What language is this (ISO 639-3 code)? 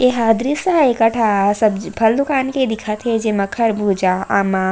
hne